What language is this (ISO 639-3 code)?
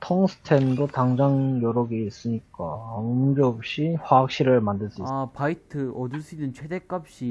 kor